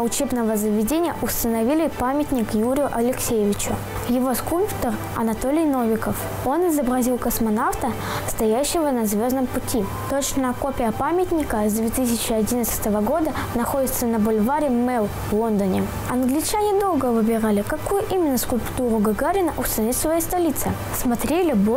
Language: Russian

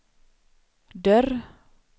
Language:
Swedish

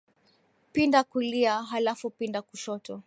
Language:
Swahili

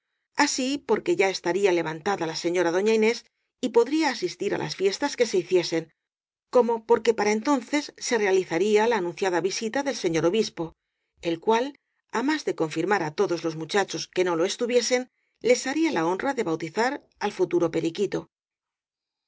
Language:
Spanish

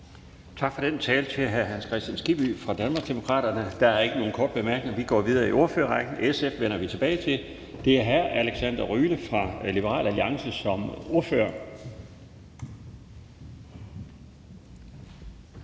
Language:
Danish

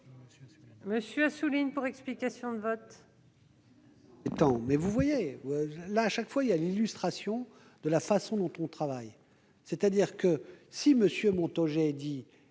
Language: French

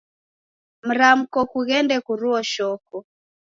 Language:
Taita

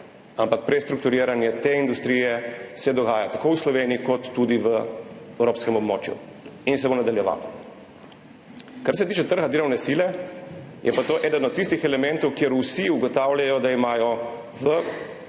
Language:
Slovenian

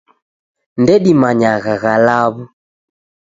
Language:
Taita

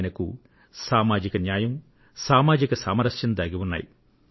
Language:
Telugu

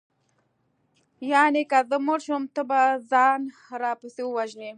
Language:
Pashto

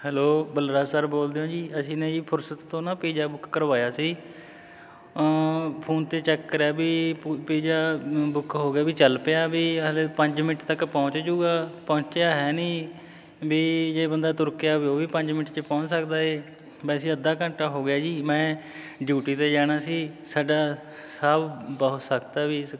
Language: Punjabi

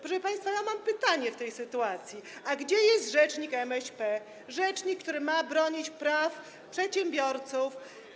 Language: Polish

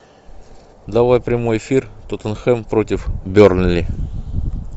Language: Russian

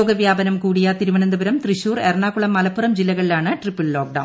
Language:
Malayalam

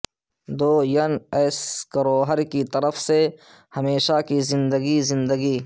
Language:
Urdu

